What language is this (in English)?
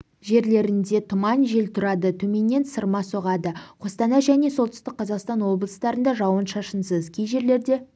Kazakh